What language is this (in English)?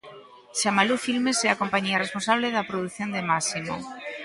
Galician